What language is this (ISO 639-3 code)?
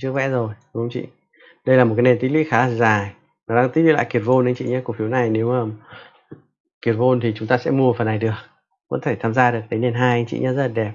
vie